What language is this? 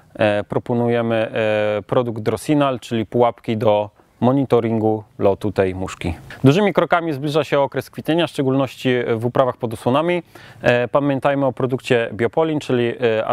Polish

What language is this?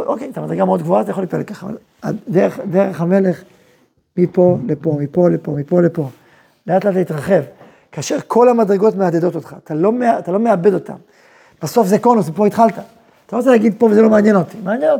Hebrew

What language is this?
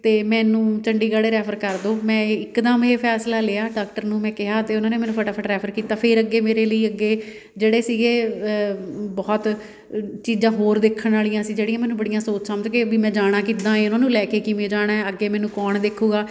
Punjabi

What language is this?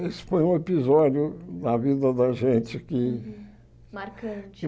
Portuguese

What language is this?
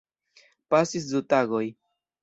Esperanto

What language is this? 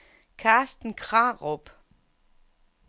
Danish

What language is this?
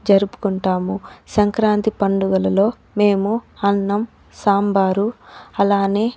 Telugu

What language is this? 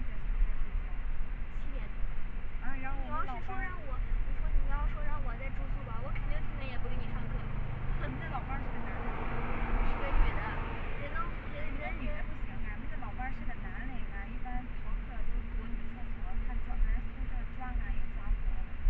Chinese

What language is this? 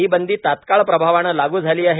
Marathi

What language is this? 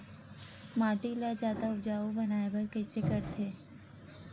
Chhattisgarhi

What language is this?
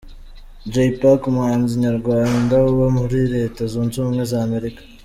Kinyarwanda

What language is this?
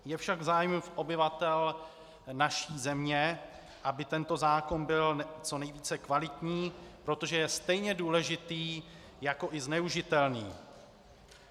Czech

